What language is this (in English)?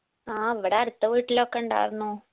Malayalam